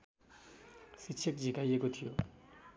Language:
Nepali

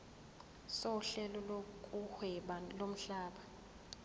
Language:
Zulu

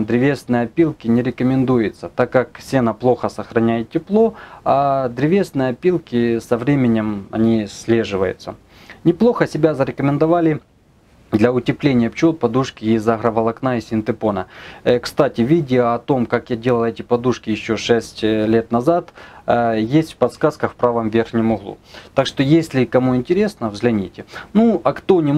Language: Russian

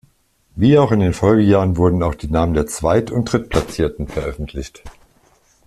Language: German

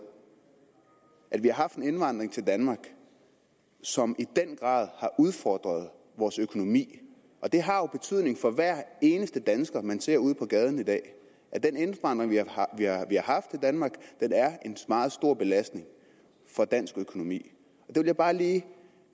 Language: Danish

